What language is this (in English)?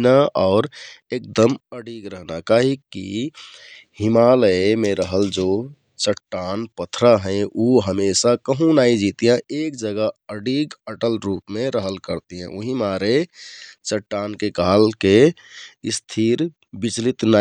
Kathoriya Tharu